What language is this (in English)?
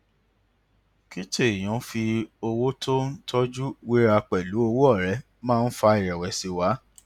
Yoruba